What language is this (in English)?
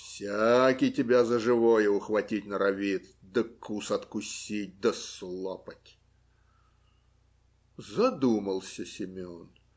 Russian